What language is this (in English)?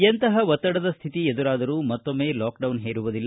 Kannada